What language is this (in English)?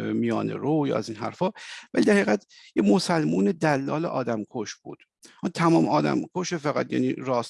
Persian